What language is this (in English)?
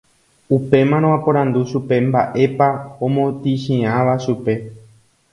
Guarani